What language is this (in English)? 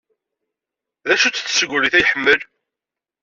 Kabyle